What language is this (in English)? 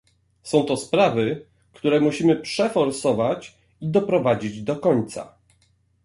Polish